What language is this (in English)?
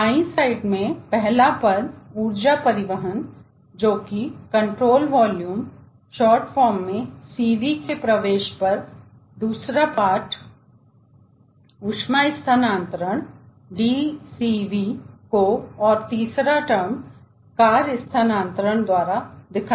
Hindi